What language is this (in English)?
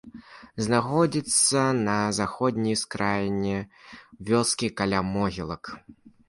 Belarusian